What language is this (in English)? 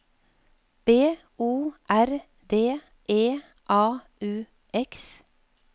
Norwegian